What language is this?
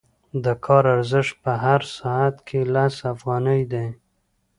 Pashto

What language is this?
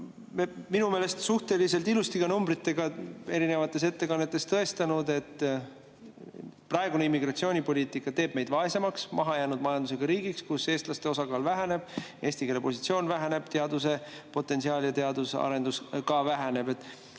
Estonian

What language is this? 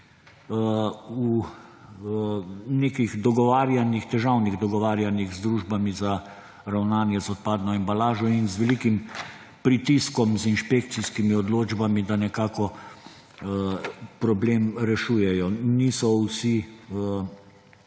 Slovenian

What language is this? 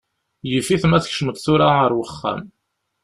Kabyle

